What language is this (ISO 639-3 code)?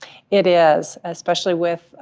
eng